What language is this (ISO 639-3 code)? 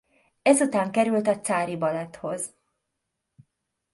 hun